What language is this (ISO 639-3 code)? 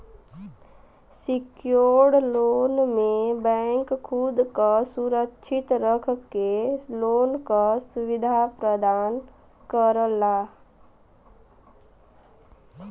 bho